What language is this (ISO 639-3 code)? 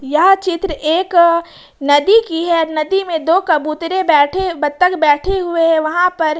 hin